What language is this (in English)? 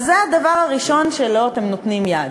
Hebrew